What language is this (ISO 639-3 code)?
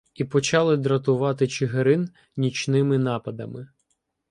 ukr